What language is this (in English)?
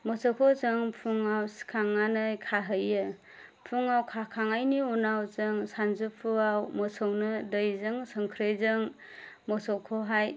Bodo